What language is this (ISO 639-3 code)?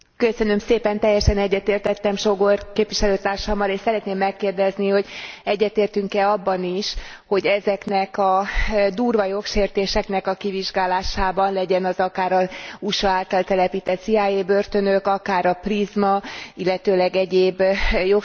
hun